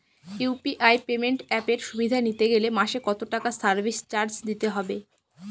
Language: Bangla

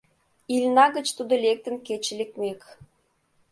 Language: Mari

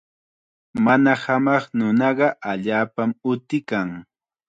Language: Chiquián Ancash Quechua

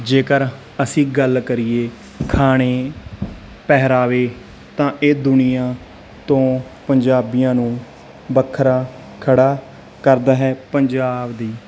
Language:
Punjabi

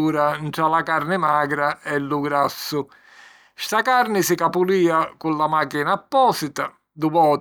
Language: Sicilian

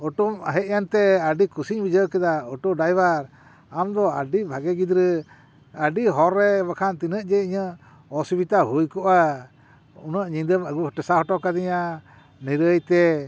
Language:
Santali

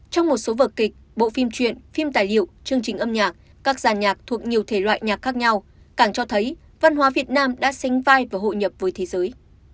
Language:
Vietnamese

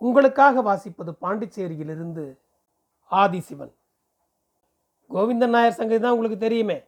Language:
Tamil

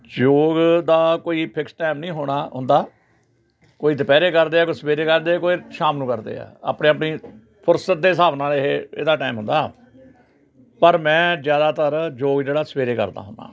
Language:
Punjabi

